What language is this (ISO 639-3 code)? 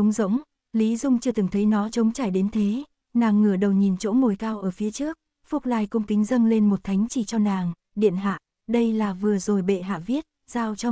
vie